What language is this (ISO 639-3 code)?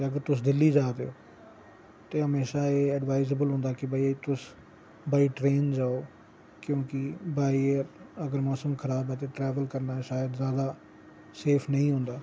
doi